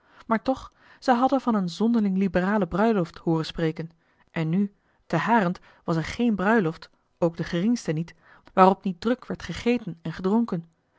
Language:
Dutch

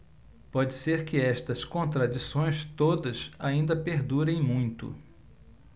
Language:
Portuguese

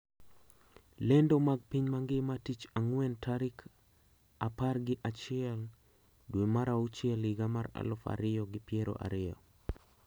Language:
Luo (Kenya and Tanzania)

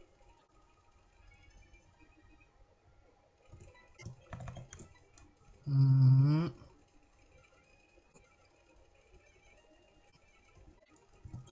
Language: French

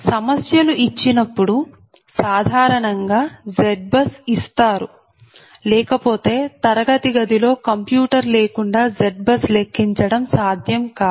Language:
Telugu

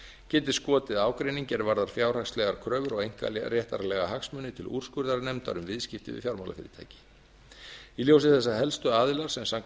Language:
Icelandic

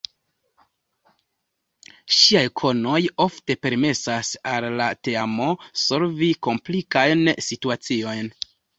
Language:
Esperanto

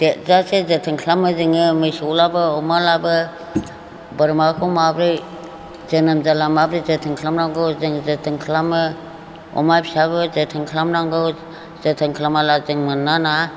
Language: Bodo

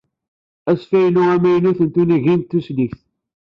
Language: Kabyle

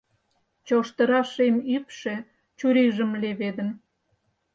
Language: Mari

